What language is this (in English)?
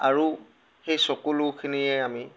Assamese